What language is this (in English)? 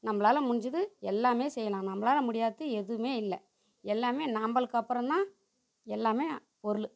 Tamil